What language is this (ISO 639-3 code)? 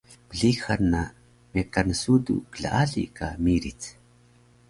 trv